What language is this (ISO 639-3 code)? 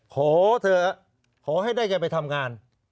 tha